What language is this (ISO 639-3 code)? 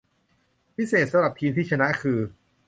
tha